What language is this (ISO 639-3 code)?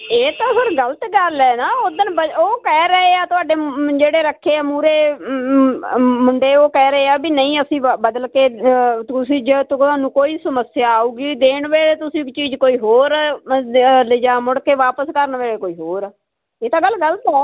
pan